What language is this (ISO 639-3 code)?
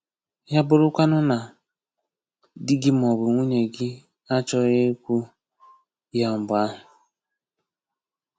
ibo